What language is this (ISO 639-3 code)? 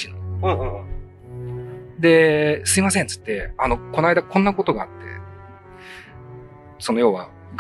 jpn